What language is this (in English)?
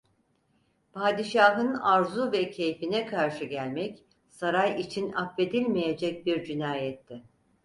Turkish